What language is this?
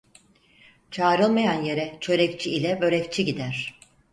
Turkish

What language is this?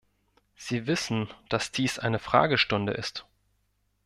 German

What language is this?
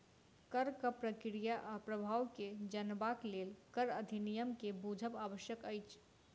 Maithili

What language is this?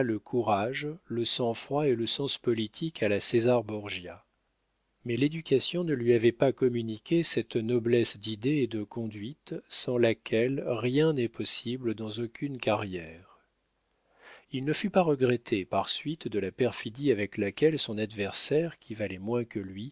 French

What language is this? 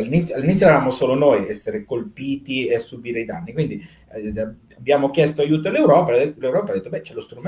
Italian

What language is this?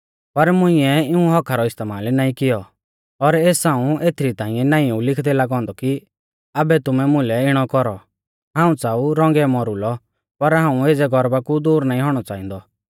Mahasu Pahari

